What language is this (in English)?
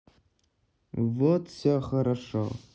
Russian